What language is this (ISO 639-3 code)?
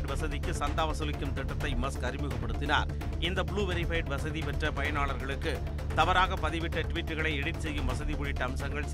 ara